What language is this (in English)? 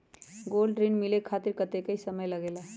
Magahi